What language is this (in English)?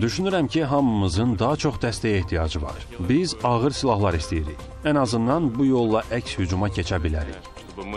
Turkish